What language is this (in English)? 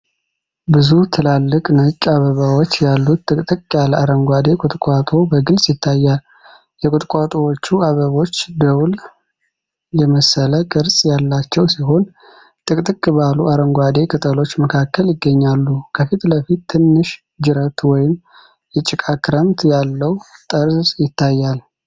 Amharic